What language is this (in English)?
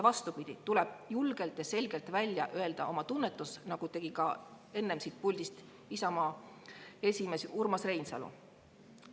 Estonian